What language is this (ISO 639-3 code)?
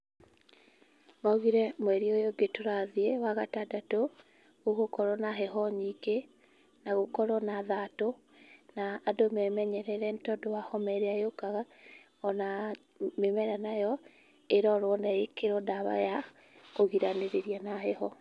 kik